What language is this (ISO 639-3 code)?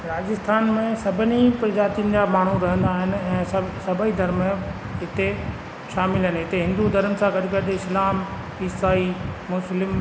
snd